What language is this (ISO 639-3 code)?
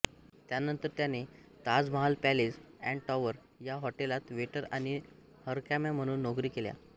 mar